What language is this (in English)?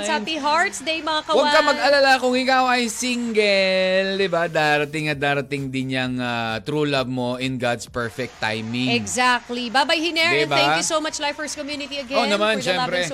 Filipino